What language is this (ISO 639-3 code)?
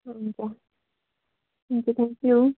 nep